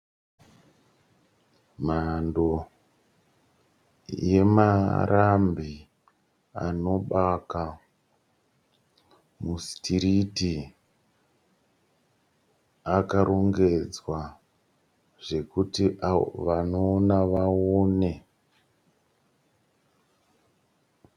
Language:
Shona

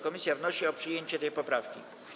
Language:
Polish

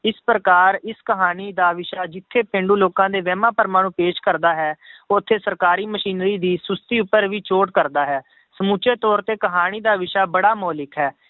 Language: Punjabi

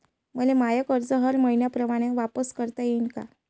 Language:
Marathi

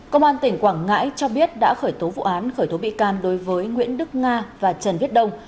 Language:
Vietnamese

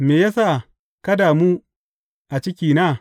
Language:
Hausa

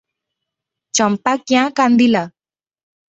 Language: Odia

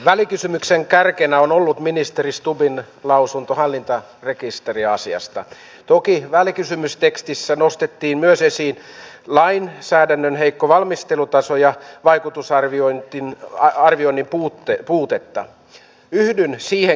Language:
Finnish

